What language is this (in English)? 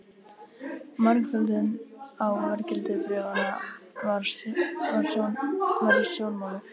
Icelandic